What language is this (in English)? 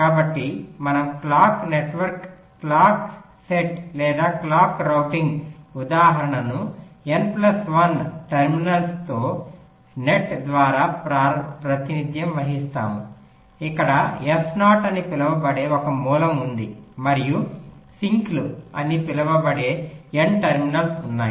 Telugu